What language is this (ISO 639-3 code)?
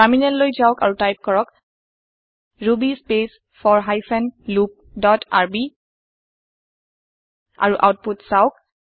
asm